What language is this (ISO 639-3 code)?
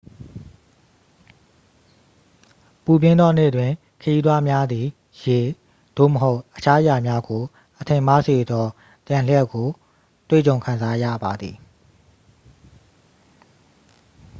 mya